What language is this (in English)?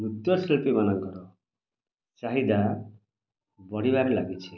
Odia